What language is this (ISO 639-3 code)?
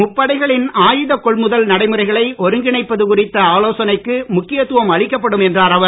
tam